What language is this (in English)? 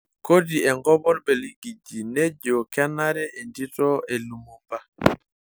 Masai